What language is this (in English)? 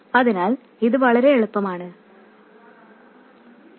Malayalam